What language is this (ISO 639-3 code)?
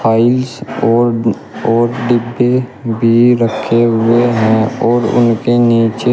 hin